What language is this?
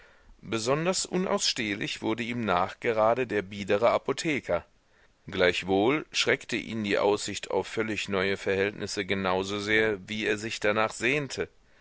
German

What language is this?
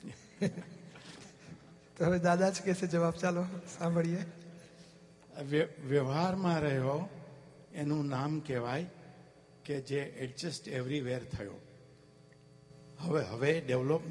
Gujarati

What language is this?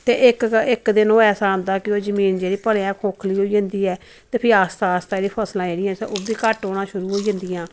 Dogri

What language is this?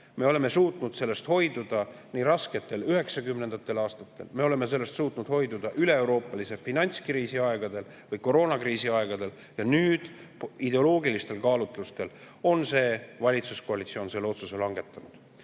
Estonian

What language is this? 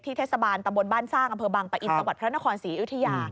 Thai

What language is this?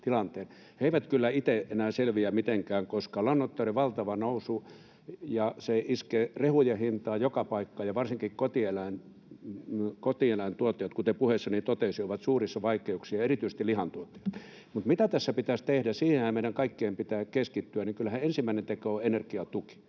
Finnish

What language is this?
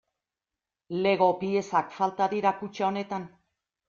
Basque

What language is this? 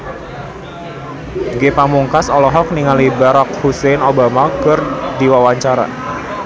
Sundanese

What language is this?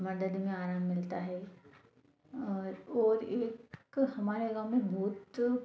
Hindi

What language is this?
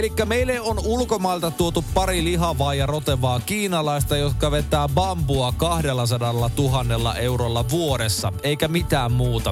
Finnish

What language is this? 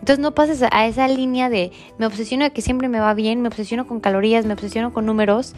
Spanish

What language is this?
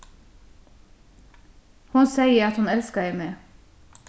Faroese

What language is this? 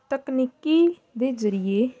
Punjabi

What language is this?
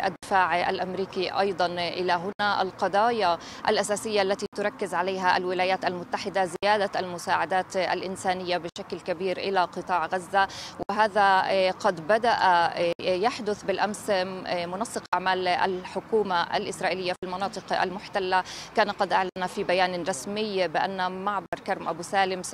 Arabic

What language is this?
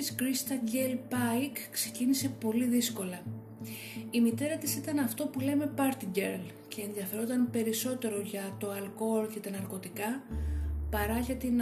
Greek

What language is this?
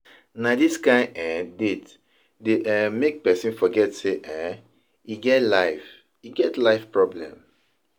Nigerian Pidgin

